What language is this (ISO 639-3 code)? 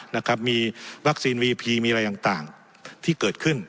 tha